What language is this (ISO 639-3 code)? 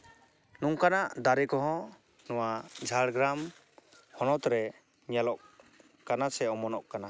sat